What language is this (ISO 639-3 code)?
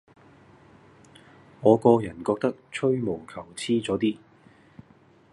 yue